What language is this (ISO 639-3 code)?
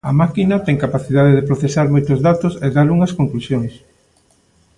glg